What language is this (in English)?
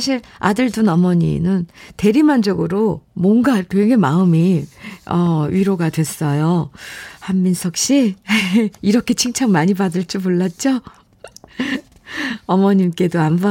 Korean